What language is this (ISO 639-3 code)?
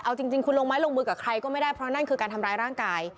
tha